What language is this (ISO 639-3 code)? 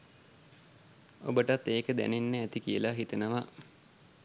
sin